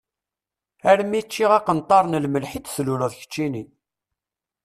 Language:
Kabyle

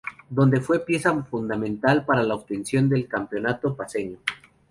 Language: Spanish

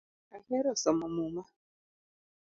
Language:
Luo (Kenya and Tanzania)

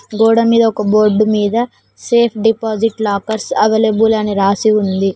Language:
Telugu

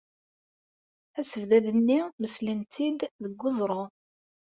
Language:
Kabyle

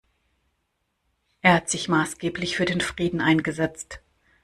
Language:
German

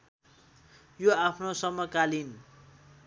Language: Nepali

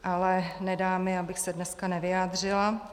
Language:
Czech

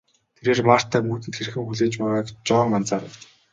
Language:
Mongolian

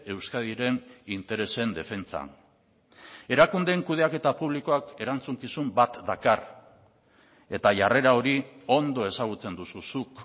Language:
Basque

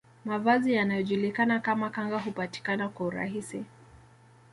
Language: Swahili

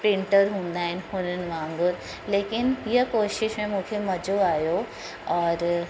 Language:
Sindhi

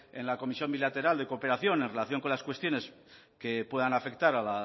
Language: Spanish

